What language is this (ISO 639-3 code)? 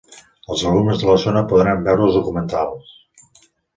cat